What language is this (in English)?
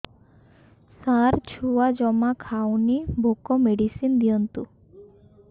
Odia